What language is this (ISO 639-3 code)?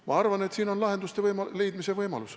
est